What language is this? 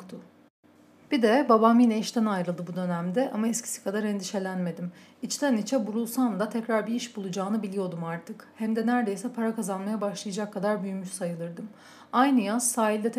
Turkish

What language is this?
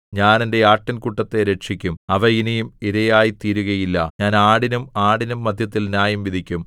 Malayalam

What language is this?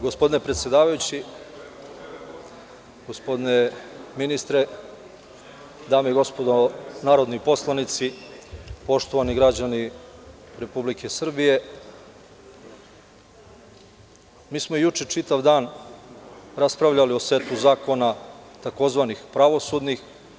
Serbian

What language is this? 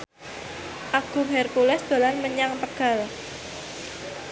Javanese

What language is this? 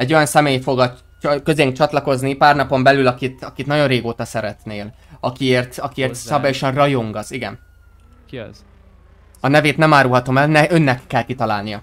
Hungarian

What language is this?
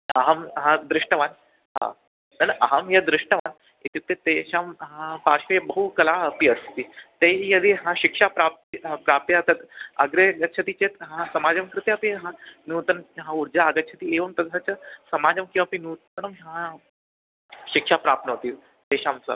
Sanskrit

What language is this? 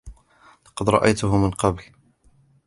Arabic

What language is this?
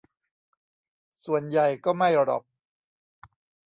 Thai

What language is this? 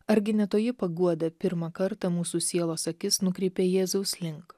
Lithuanian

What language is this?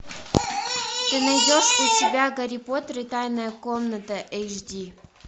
Russian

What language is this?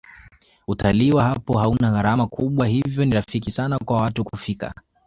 Swahili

